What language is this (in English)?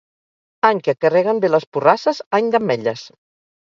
Catalan